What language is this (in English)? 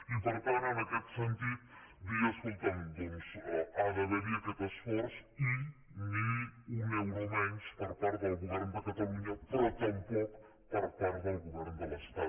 Catalan